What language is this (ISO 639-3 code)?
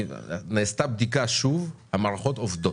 heb